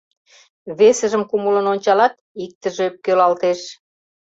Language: Mari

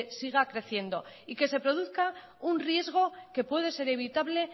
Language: Spanish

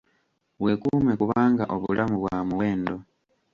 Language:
Ganda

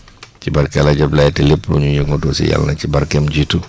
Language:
Wolof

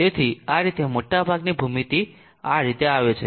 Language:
Gujarati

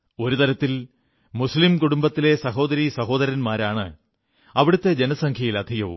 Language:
Malayalam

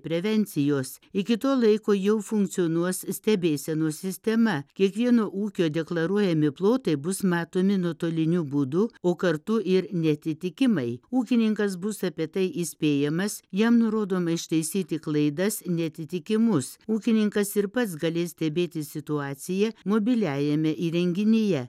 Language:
Lithuanian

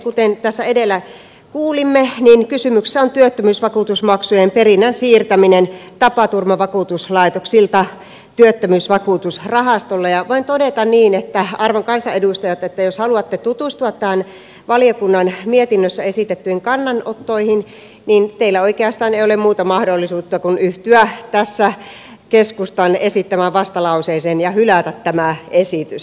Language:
Finnish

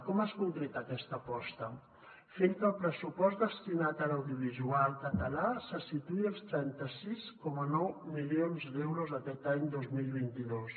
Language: Catalan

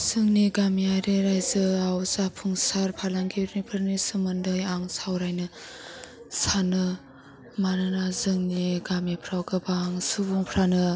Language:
Bodo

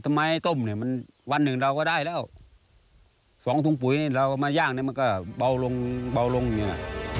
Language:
Thai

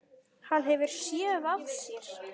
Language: Icelandic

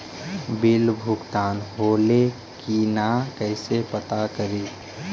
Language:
Magahi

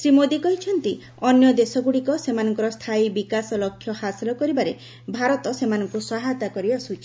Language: Odia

